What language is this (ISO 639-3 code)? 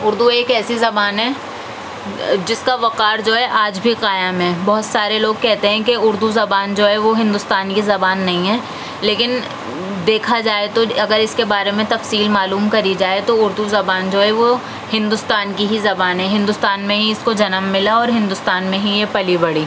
urd